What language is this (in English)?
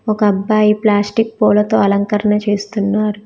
Telugu